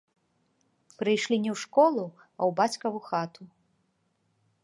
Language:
Belarusian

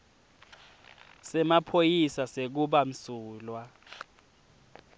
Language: Swati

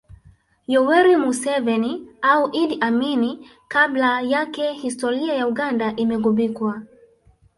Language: Swahili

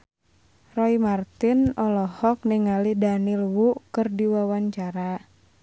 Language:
Sundanese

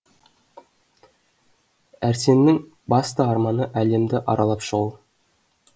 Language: Kazakh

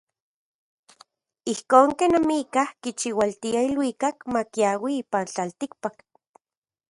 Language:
Central Puebla Nahuatl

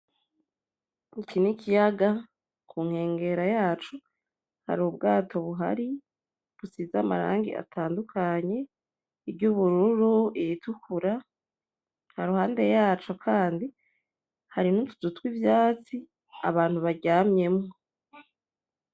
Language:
Rundi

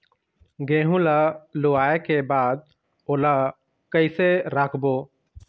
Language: Chhattisgarhi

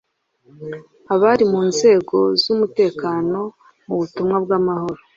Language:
Kinyarwanda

